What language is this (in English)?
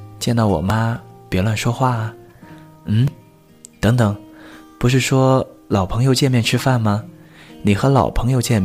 Chinese